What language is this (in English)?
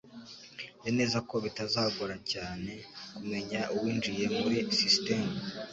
Kinyarwanda